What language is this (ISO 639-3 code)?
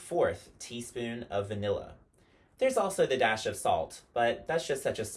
eng